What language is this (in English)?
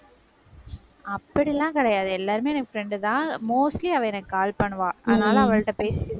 Tamil